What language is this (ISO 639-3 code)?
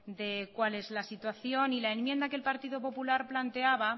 spa